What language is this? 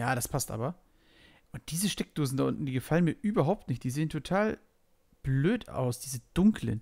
German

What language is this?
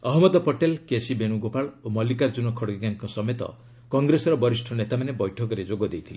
Odia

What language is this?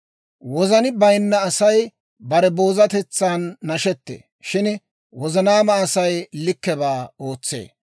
Dawro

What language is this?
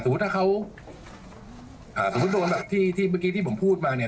Thai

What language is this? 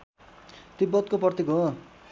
Nepali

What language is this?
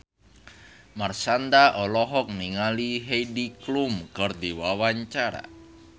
Sundanese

